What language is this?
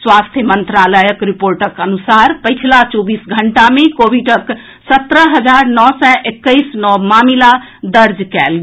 Maithili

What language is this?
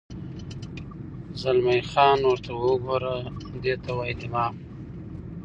Pashto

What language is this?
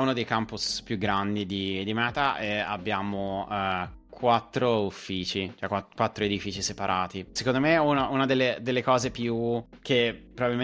Italian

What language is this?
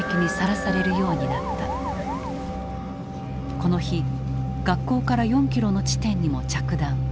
Japanese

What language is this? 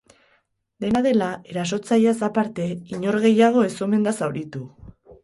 Basque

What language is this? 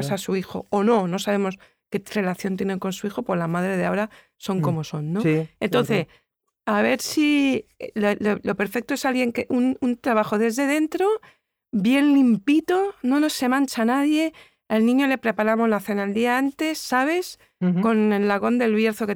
Spanish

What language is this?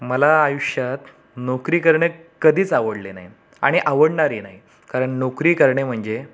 Marathi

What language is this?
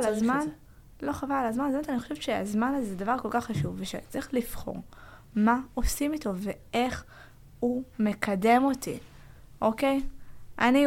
Hebrew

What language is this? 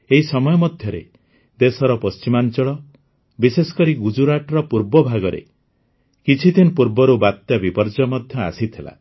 Odia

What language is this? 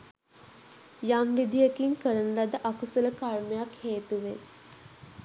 Sinhala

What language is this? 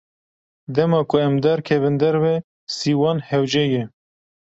Kurdish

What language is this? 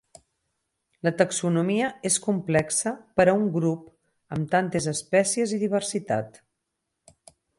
Catalan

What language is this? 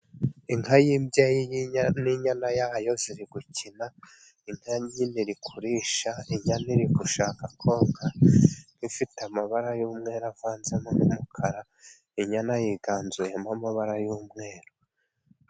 Kinyarwanda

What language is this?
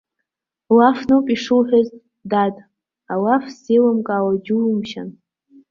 Abkhazian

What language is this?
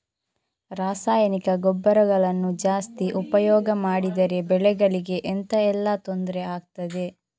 Kannada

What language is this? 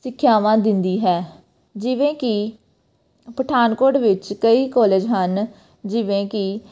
Punjabi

